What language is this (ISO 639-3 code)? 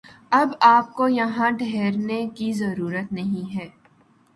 urd